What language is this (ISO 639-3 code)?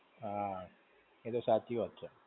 guj